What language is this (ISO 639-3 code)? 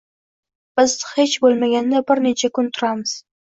uzb